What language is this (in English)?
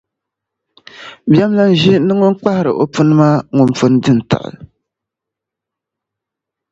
Dagbani